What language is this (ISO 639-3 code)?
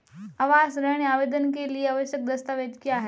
hin